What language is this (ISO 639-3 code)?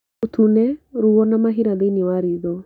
kik